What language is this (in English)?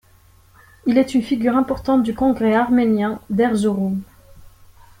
French